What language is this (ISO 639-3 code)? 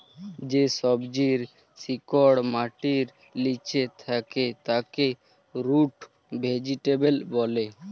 ben